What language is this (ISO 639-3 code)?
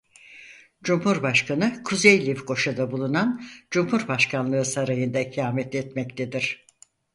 tur